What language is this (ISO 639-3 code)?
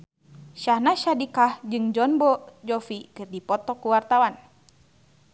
sun